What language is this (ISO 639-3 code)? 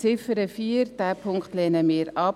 gsw